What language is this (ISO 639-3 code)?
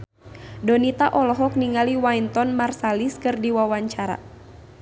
sun